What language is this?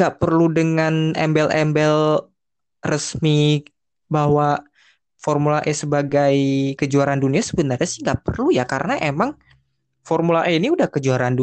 Indonesian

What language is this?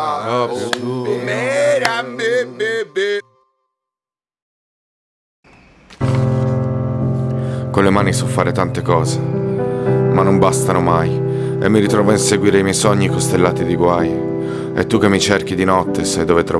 Italian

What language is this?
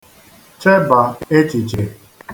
Igbo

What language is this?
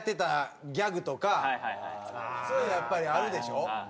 Japanese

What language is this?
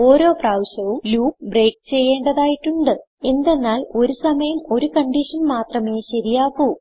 Malayalam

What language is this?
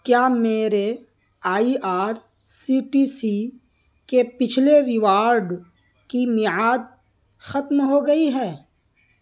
Urdu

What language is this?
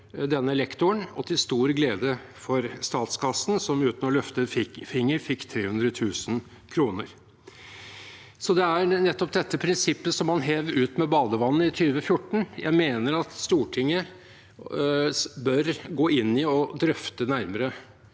Norwegian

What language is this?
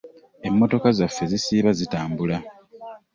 Ganda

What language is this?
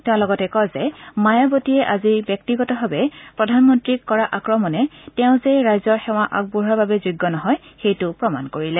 Assamese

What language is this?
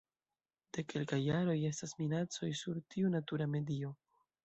Esperanto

